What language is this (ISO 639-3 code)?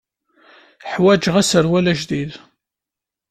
kab